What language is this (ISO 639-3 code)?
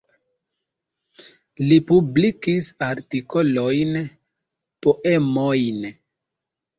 epo